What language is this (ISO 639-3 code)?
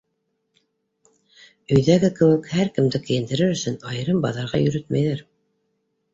bak